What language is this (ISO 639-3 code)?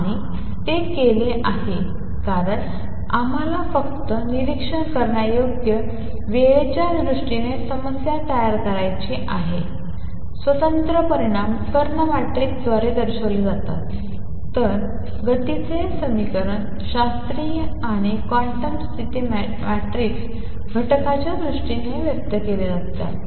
mar